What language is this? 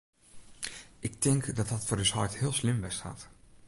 Western Frisian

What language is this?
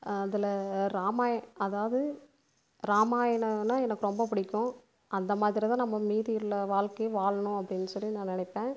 Tamil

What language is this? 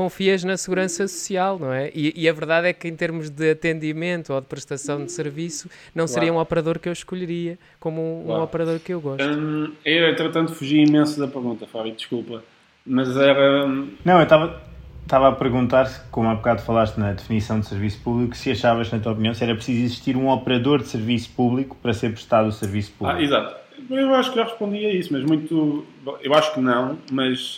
Portuguese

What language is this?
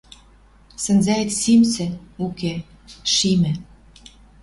Western Mari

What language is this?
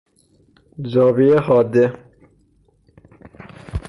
Persian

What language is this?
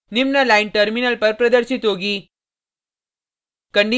Hindi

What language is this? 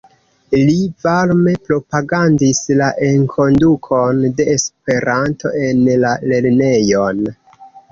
Esperanto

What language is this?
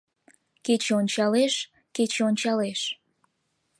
Mari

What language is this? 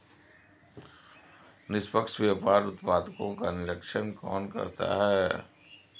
Hindi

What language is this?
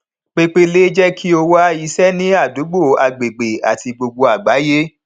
Yoruba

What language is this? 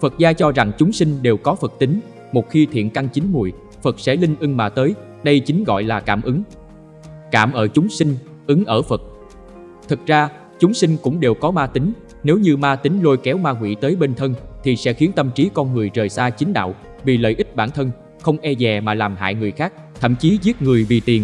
Vietnamese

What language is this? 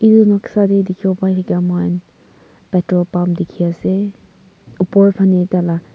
Naga Pidgin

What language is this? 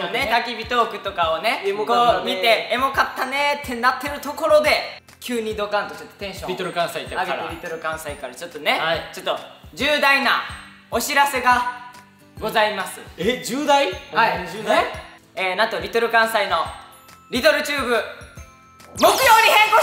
Japanese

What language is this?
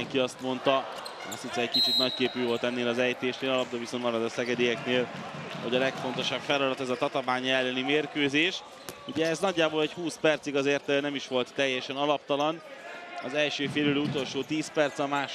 Hungarian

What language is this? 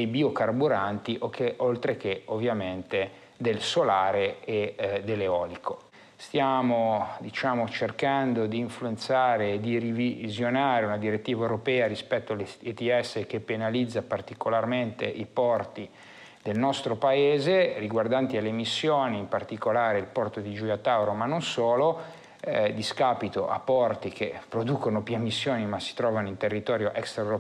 Italian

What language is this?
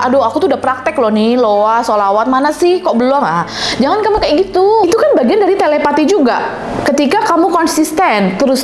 Indonesian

